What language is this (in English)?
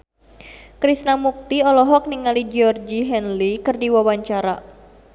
Sundanese